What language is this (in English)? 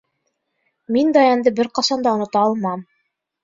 Bashkir